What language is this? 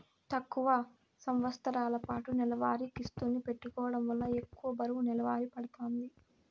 Telugu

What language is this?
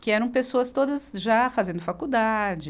Portuguese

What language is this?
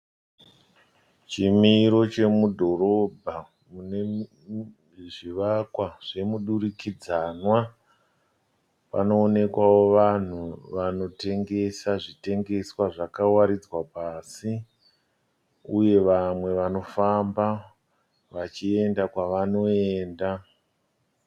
Shona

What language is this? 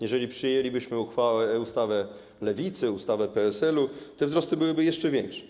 Polish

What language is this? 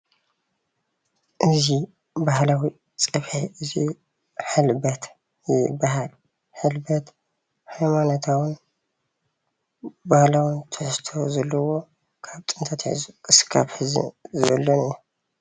Tigrinya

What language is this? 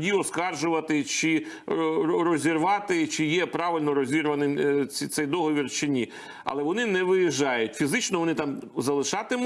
Ukrainian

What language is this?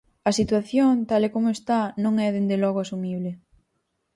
Galician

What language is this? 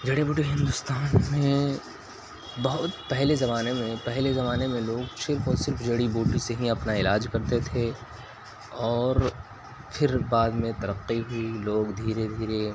Urdu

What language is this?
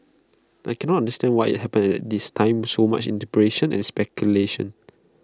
English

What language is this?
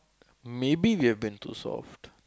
English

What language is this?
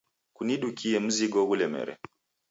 Taita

